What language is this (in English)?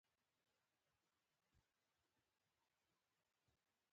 Pashto